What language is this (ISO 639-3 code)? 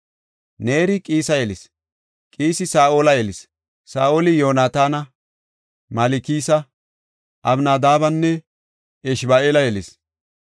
gof